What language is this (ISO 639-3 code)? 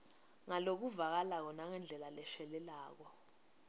ssw